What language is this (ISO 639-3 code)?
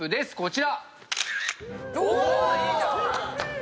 jpn